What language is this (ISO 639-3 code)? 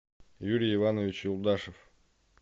rus